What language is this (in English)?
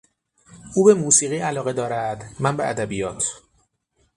Persian